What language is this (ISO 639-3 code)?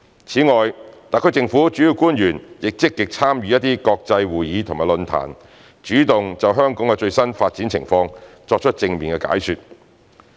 yue